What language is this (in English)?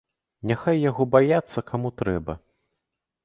Belarusian